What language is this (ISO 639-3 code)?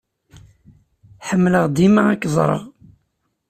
kab